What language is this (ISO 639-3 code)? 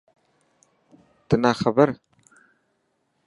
mki